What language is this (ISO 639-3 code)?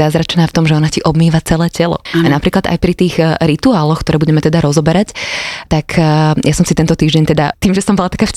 slk